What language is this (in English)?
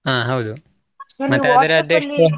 Kannada